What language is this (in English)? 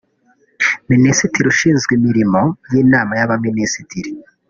Kinyarwanda